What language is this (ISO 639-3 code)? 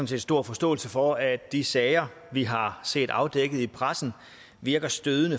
dan